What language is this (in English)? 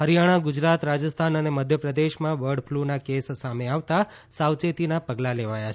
Gujarati